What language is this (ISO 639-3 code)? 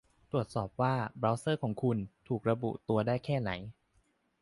tha